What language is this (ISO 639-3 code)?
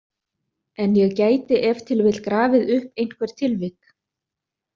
isl